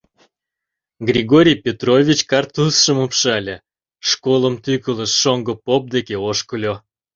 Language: Mari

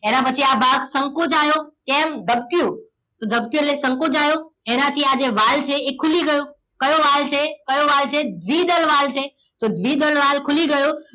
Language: Gujarati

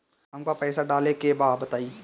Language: Bhojpuri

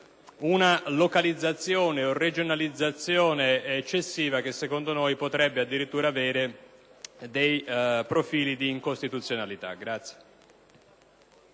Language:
Italian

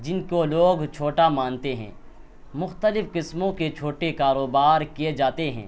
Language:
Urdu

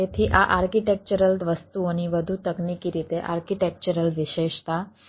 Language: Gujarati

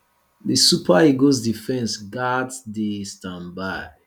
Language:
Nigerian Pidgin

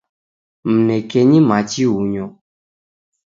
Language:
Taita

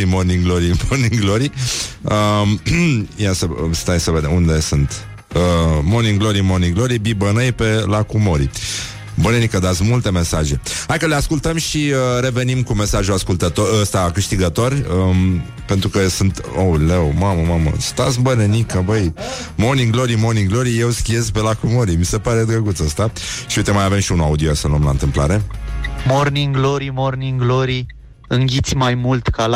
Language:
Romanian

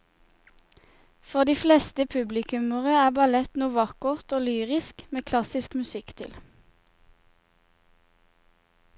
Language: Norwegian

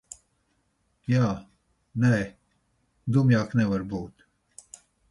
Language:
Latvian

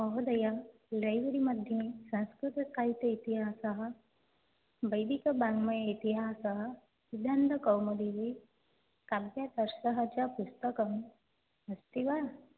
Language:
Sanskrit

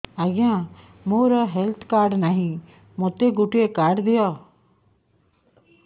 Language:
Odia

